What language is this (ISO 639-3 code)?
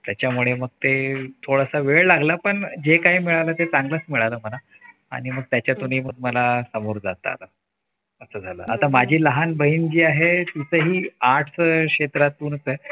mar